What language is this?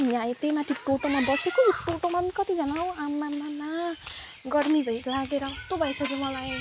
Nepali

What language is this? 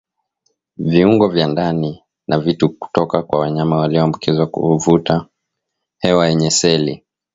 Swahili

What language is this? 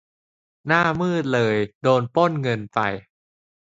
Thai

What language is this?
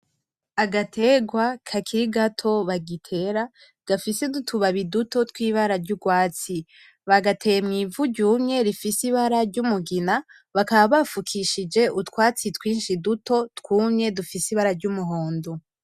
Rundi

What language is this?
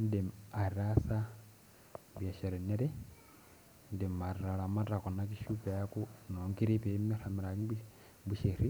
Masai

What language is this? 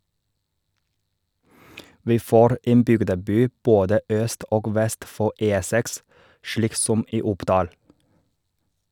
Norwegian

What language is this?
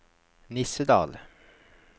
Norwegian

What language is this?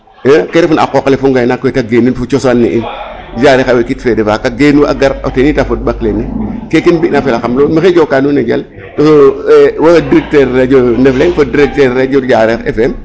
Serer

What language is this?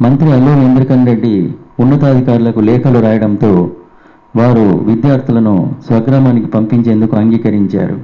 Telugu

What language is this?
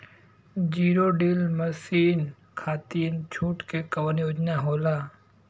Bhojpuri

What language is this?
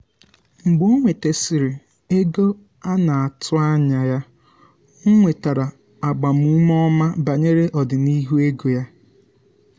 Igbo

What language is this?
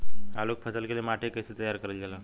Bhojpuri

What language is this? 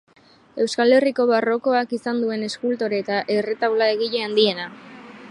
Basque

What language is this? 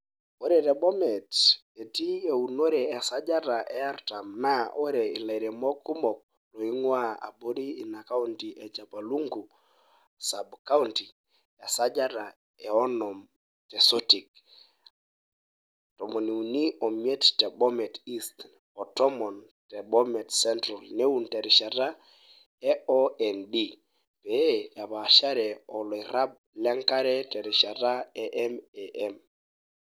Masai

